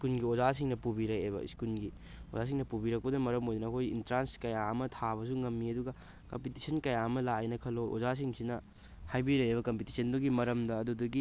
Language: Manipuri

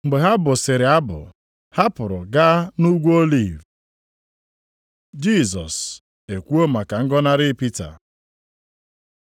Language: Igbo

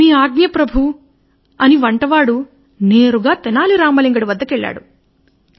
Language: Telugu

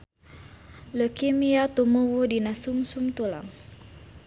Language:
Sundanese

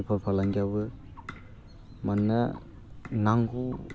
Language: Bodo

